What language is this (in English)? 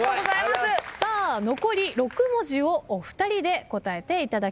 Japanese